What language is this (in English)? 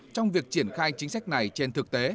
Vietnamese